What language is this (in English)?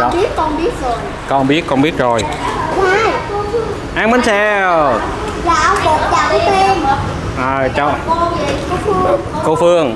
Vietnamese